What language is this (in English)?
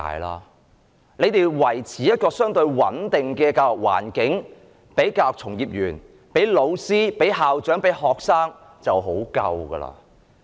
Cantonese